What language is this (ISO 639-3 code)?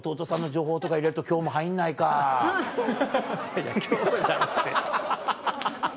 jpn